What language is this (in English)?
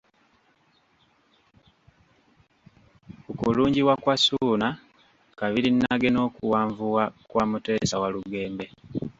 Ganda